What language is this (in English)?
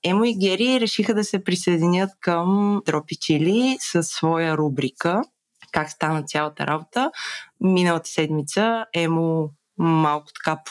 Bulgarian